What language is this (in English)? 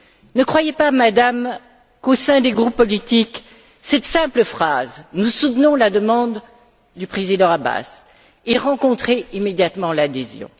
French